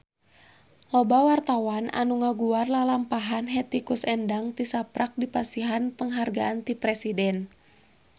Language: Sundanese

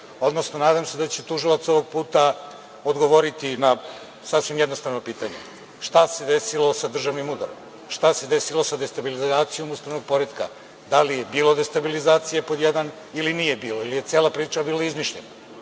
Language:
Serbian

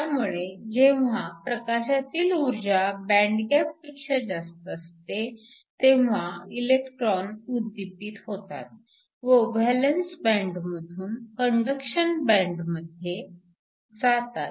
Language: Marathi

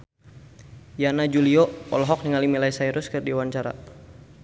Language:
Sundanese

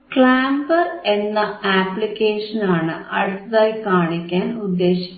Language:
Malayalam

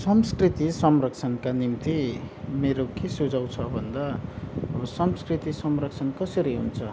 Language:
Nepali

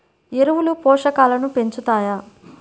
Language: Telugu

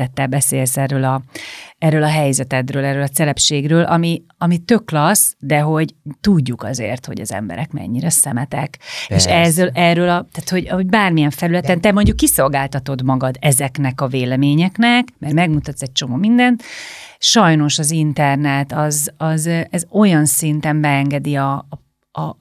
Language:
Hungarian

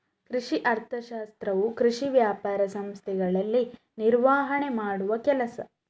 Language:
Kannada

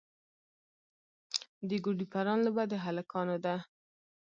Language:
Pashto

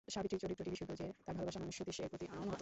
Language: Bangla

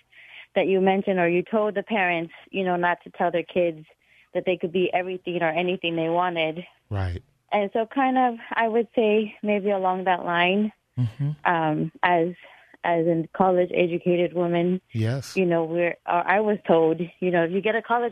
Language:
English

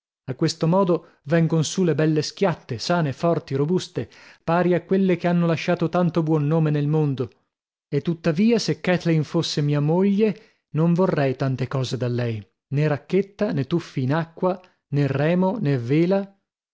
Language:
Italian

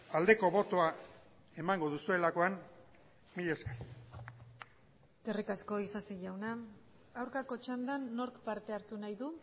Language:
Basque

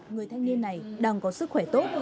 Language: Vietnamese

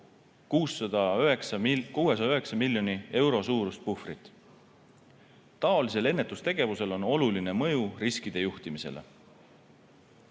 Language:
Estonian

